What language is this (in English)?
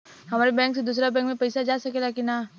Bhojpuri